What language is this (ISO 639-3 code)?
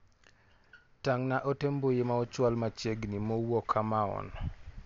luo